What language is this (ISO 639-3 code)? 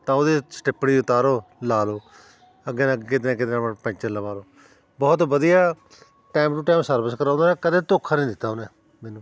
pan